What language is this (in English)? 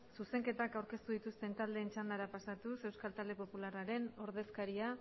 Basque